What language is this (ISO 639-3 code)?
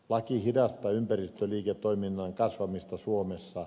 fin